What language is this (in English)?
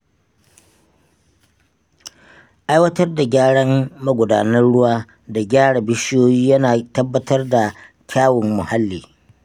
Hausa